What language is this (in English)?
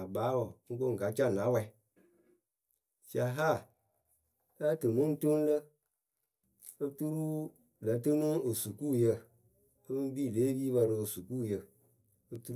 Akebu